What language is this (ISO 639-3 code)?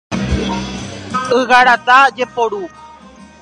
grn